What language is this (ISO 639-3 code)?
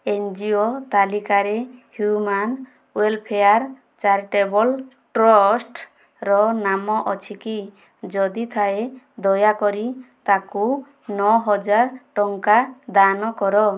ori